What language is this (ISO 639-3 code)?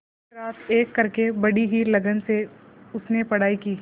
hin